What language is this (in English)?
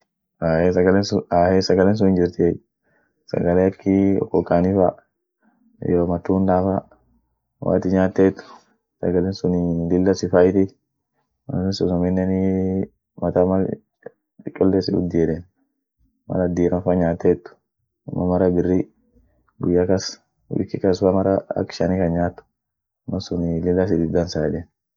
Orma